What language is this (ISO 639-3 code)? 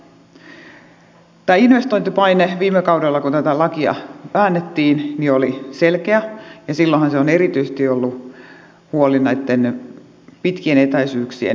fin